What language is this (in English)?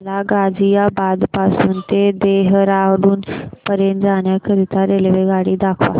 Marathi